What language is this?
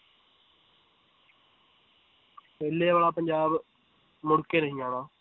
Punjabi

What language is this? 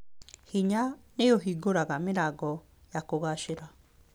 Kikuyu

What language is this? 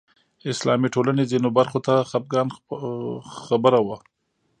Pashto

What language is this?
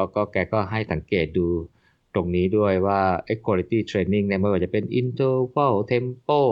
Thai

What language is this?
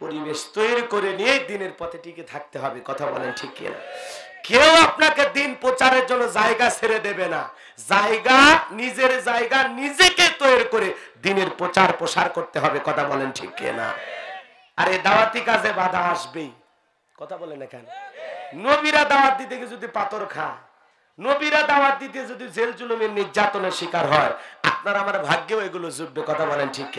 Arabic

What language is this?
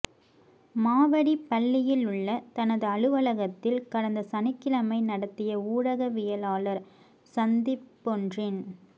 Tamil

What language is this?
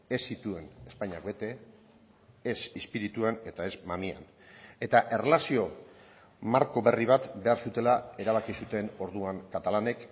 Basque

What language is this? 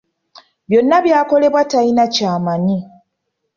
Ganda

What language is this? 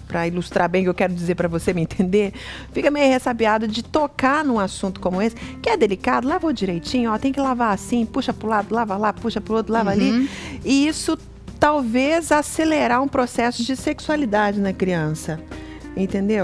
Portuguese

